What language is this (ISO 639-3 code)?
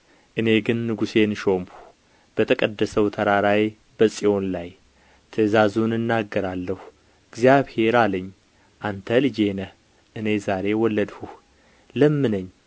amh